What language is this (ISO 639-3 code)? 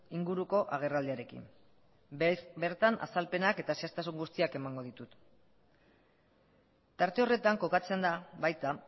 eus